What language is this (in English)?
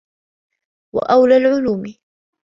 Arabic